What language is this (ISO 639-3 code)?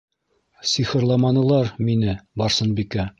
bak